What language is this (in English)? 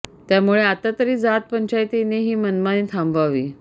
Marathi